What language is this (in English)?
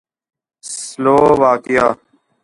Urdu